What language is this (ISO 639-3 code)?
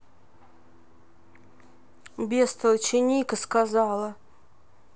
rus